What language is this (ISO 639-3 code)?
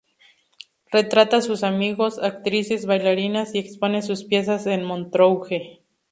spa